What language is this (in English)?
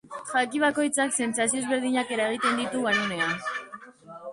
Basque